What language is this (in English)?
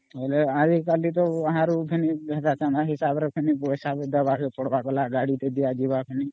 Odia